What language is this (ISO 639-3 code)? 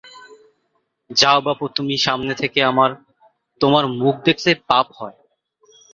ben